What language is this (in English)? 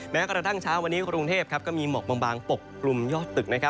Thai